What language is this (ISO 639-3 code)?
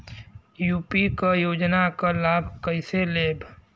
bho